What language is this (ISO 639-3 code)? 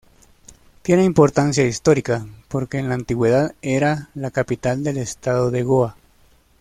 spa